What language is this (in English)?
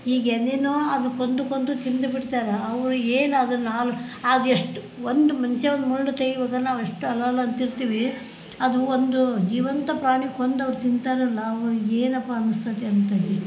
Kannada